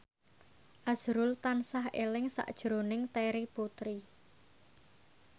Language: Javanese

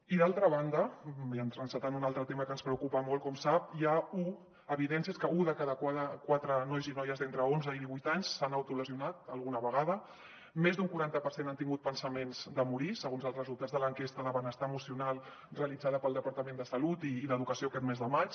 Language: Catalan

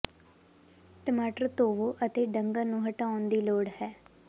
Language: Punjabi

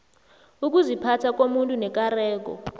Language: South Ndebele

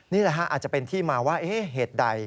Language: Thai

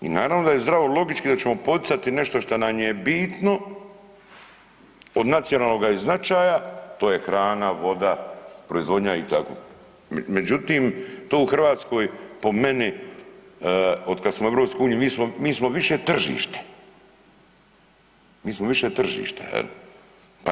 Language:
Croatian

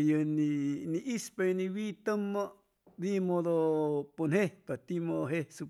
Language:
Chimalapa Zoque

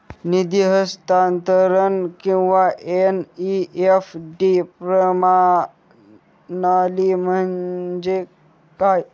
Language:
Marathi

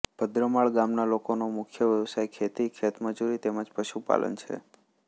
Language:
Gujarati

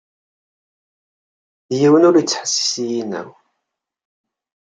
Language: Kabyle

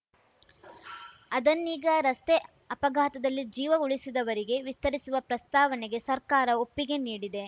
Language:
Kannada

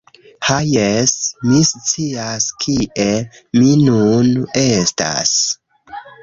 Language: Esperanto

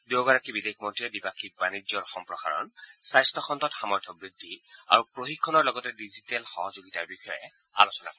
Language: Assamese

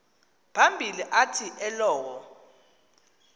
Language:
Xhosa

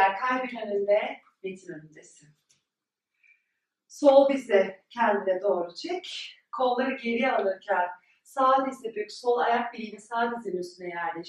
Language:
Turkish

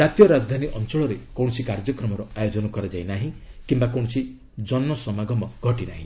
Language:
Odia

